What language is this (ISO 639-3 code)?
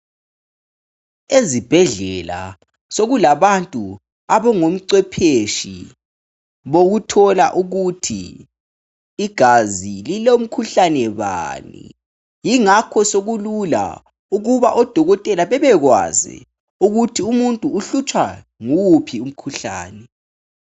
nde